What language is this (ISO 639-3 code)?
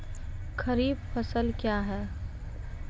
mai